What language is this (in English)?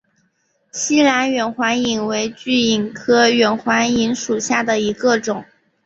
Chinese